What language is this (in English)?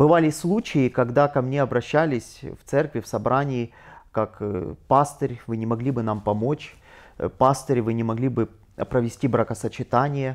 Russian